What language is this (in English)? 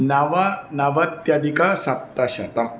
Sanskrit